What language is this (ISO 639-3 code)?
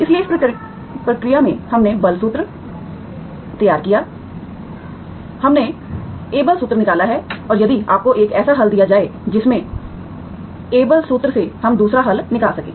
hin